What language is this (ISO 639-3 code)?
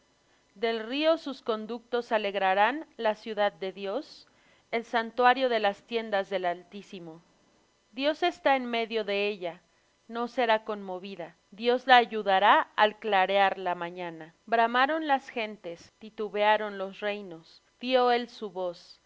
spa